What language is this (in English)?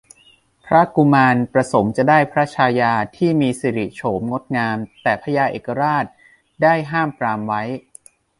Thai